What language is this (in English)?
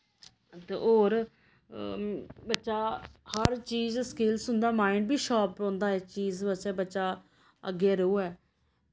Dogri